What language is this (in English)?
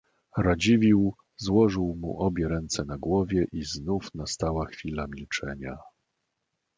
Polish